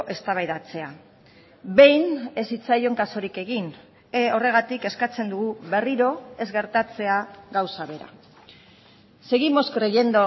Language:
Basque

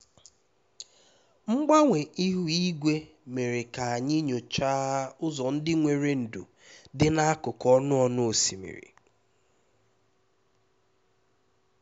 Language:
Igbo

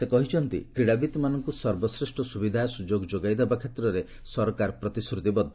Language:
Odia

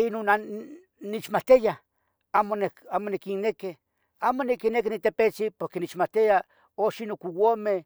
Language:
Tetelcingo Nahuatl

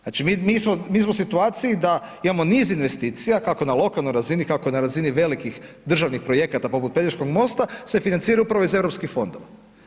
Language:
Croatian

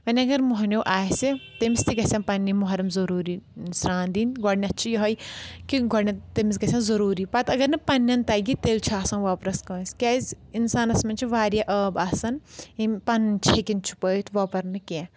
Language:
Kashmiri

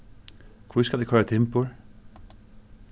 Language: Faroese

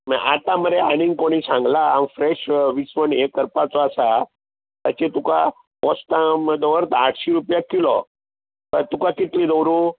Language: Konkani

